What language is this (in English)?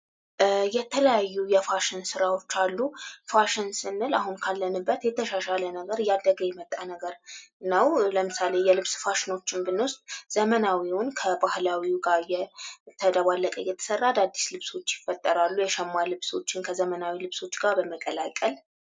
Amharic